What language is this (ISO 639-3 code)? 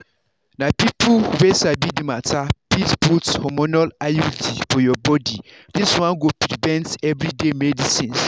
pcm